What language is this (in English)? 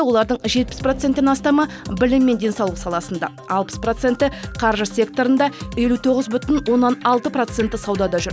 Kazakh